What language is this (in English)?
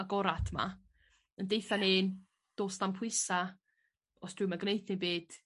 Welsh